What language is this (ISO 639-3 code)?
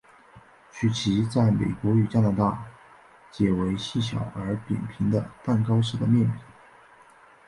zho